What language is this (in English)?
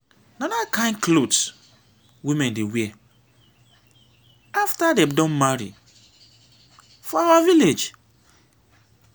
Nigerian Pidgin